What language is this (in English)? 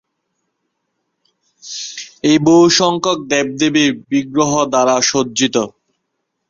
Bangla